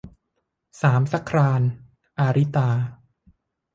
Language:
Thai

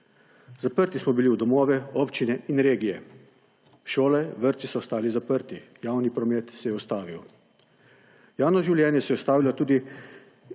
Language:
Slovenian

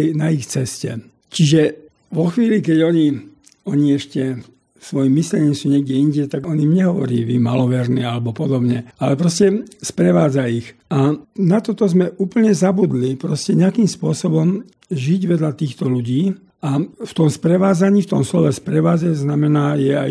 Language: Slovak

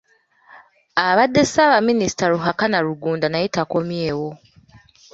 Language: Ganda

